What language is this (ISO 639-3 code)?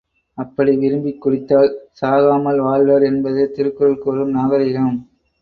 tam